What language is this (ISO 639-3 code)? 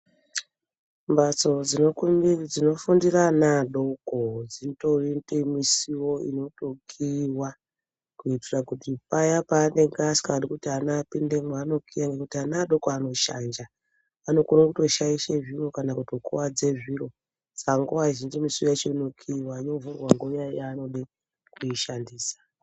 ndc